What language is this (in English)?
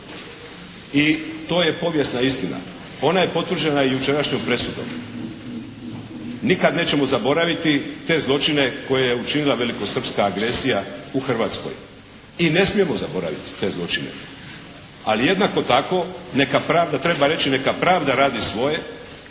Croatian